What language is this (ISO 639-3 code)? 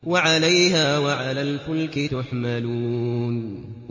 ara